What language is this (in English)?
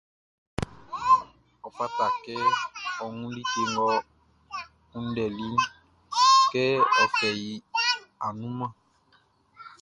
Baoulé